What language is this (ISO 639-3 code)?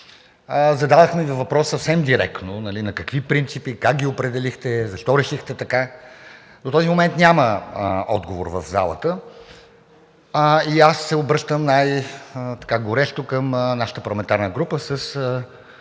bul